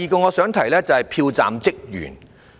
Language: Cantonese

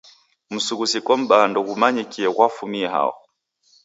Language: Taita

